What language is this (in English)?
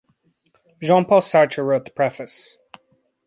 English